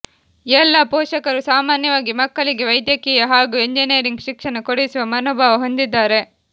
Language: Kannada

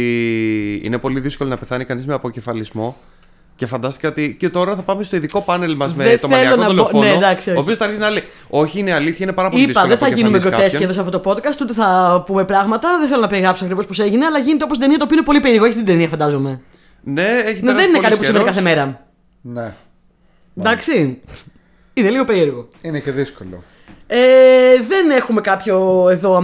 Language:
Greek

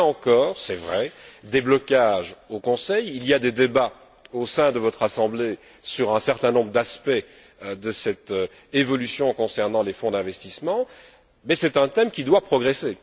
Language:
French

